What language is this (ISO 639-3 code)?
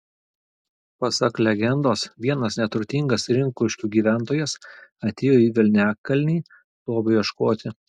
lit